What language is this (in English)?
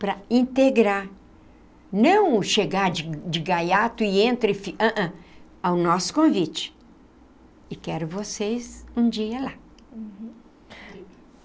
Portuguese